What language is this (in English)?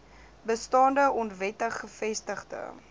Afrikaans